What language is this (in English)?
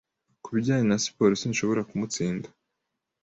Kinyarwanda